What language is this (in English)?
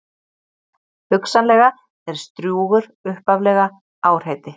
Icelandic